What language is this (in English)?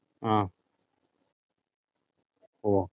Malayalam